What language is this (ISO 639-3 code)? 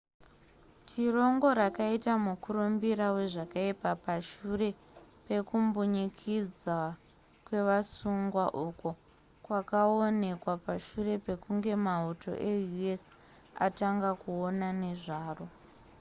sna